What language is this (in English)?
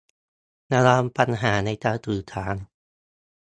Thai